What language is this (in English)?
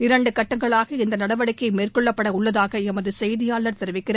Tamil